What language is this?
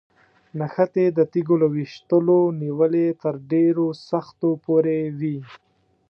Pashto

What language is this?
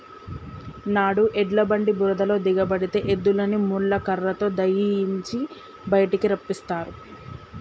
Telugu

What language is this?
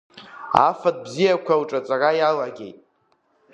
Abkhazian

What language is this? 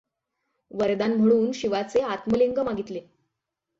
Marathi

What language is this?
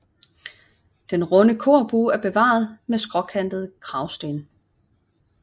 Danish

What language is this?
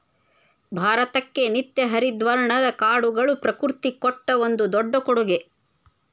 Kannada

